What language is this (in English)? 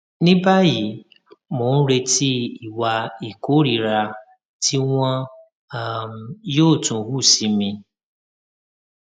Yoruba